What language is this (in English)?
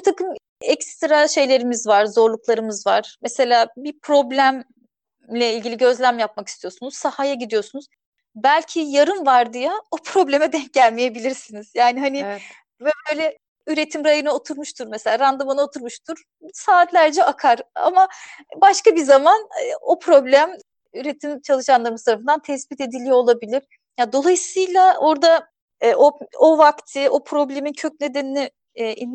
Turkish